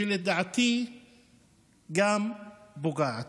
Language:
Hebrew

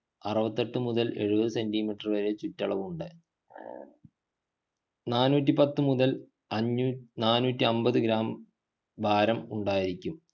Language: Malayalam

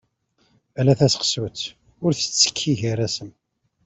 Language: Kabyle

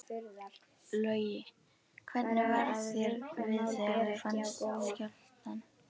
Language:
Icelandic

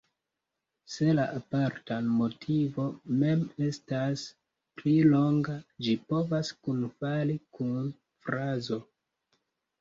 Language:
Esperanto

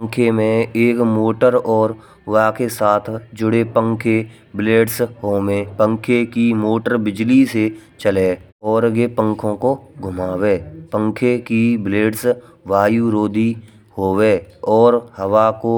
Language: Braj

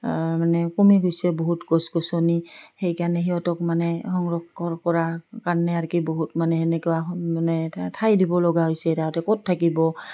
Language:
Assamese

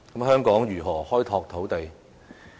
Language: Cantonese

